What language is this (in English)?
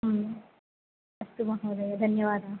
Sanskrit